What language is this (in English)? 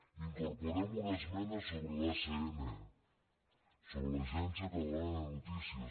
Catalan